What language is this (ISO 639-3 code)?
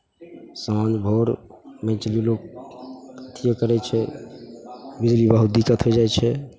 mai